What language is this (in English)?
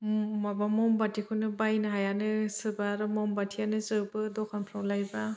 Bodo